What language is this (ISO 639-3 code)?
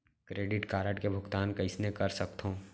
hne